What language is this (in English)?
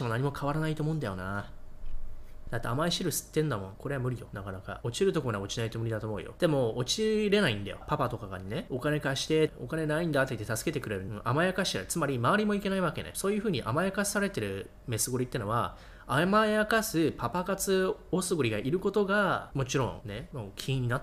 Japanese